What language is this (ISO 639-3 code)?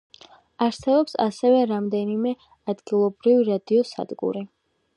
kat